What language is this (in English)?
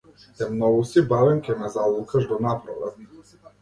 Macedonian